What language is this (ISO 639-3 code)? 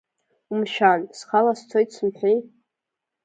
abk